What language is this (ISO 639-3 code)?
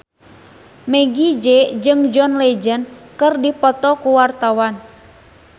sun